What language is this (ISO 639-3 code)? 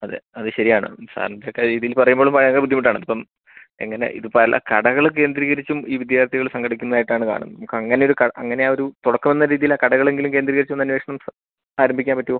mal